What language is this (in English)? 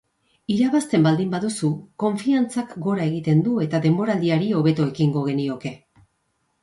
Basque